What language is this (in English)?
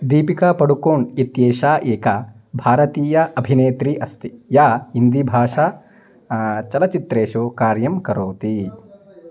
Sanskrit